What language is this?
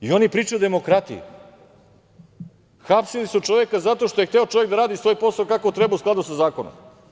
Serbian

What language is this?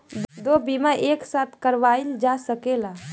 Bhojpuri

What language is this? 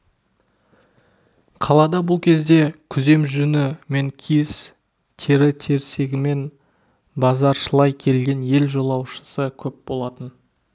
Kazakh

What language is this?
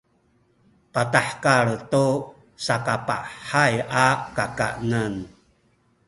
Sakizaya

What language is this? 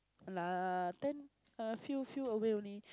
English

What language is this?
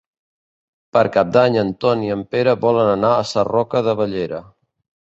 Catalan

